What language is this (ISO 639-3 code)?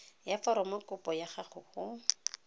tsn